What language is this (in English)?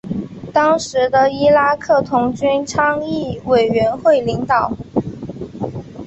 Chinese